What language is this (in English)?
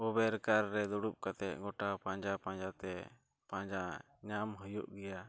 Santali